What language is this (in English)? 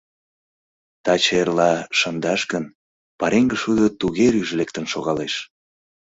Mari